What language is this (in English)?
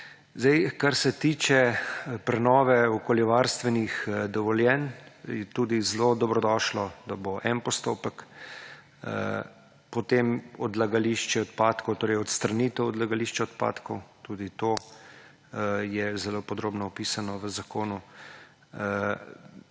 Slovenian